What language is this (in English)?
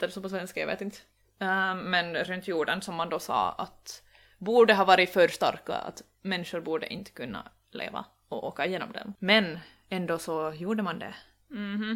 Swedish